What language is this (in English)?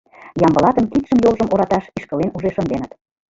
Mari